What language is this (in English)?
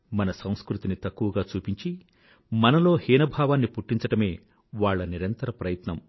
Telugu